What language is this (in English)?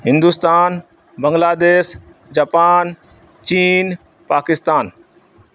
Urdu